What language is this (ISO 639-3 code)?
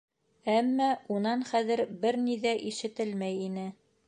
bak